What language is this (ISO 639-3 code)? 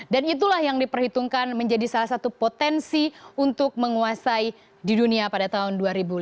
ind